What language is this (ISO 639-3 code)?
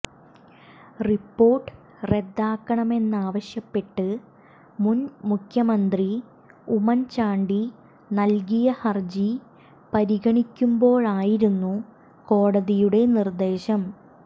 mal